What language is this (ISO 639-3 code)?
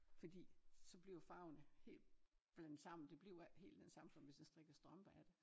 dan